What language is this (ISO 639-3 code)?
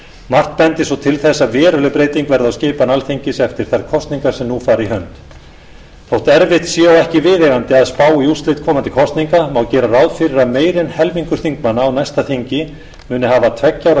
isl